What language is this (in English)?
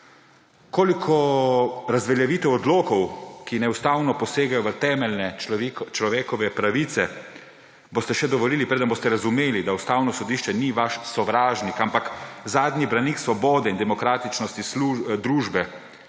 Slovenian